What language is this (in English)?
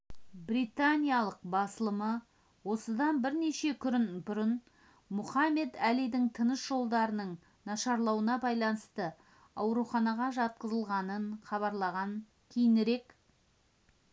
Kazakh